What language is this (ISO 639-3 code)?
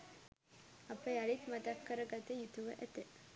sin